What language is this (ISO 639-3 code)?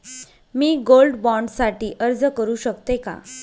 mar